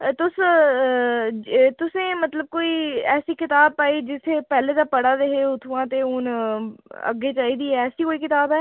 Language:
Dogri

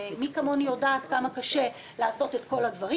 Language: Hebrew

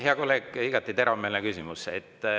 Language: Estonian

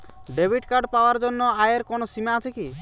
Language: Bangla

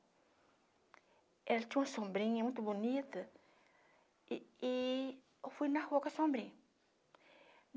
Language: Portuguese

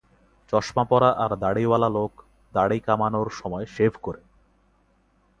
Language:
Bangla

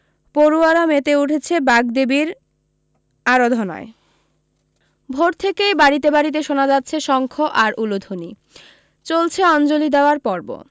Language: Bangla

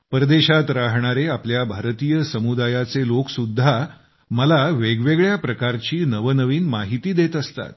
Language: Marathi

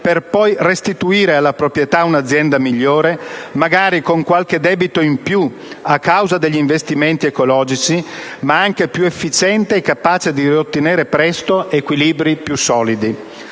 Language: Italian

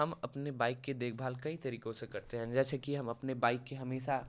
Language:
Hindi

